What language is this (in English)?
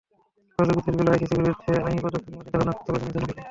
Bangla